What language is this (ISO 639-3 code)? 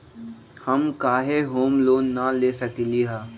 mag